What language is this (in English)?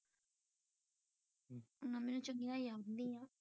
Punjabi